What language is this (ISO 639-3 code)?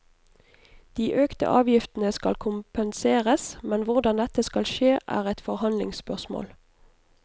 nor